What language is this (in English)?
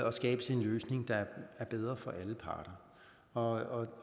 Danish